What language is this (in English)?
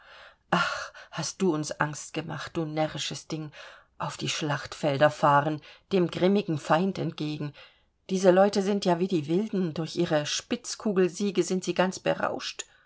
German